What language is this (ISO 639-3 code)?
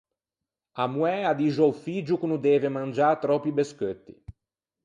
lij